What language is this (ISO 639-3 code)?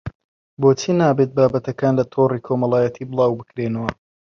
ckb